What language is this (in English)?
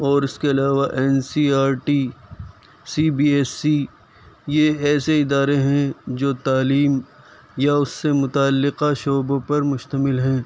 Urdu